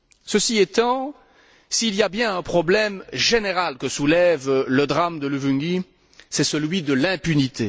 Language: French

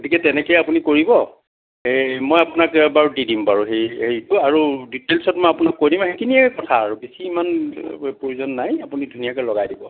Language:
Assamese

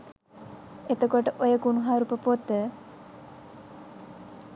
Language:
Sinhala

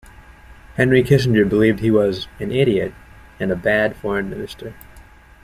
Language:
English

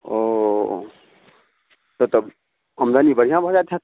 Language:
Maithili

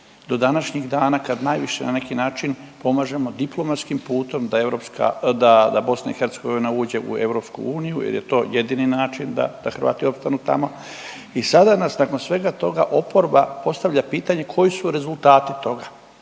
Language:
Croatian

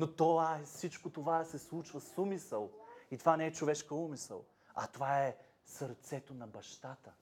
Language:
Bulgarian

